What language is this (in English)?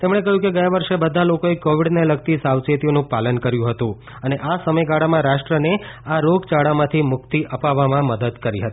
Gujarati